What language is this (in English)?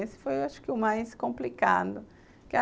Portuguese